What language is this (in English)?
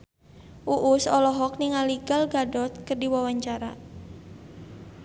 Sundanese